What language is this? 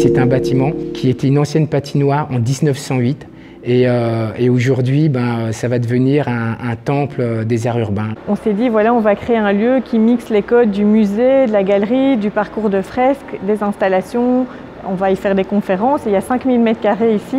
French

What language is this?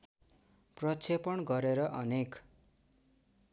Nepali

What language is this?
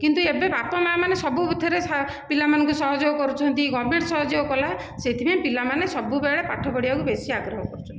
Odia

